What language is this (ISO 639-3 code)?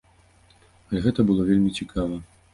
bel